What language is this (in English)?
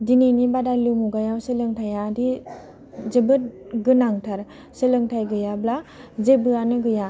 Bodo